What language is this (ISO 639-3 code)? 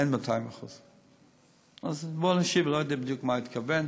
heb